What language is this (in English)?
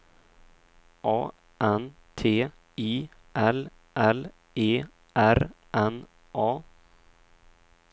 Swedish